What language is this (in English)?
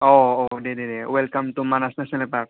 Bodo